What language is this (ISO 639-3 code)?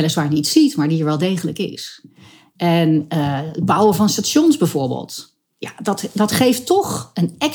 nld